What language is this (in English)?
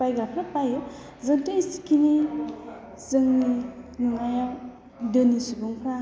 Bodo